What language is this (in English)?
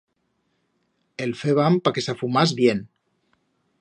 Aragonese